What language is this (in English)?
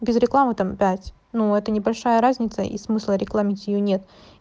Russian